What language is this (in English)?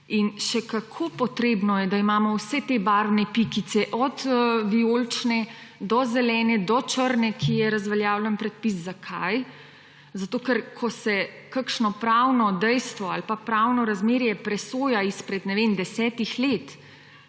Slovenian